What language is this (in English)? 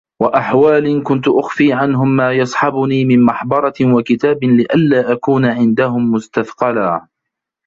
Arabic